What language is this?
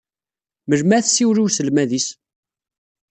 Kabyle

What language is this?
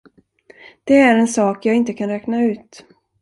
Swedish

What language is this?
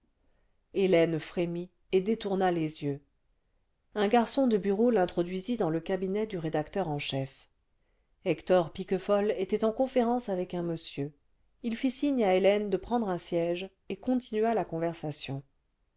French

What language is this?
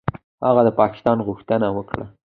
Pashto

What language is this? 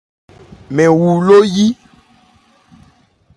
Ebrié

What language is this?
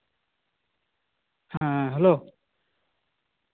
Santali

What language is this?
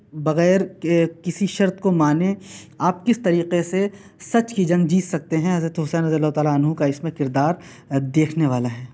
Urdu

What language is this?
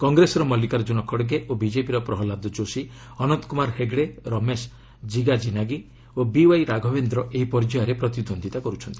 Odia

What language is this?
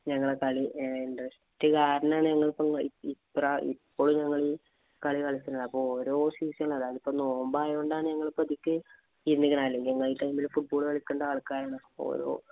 Malayalam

